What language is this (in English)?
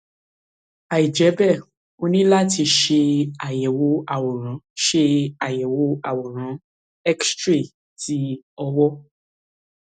Yoruba